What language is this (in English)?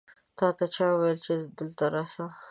Pashto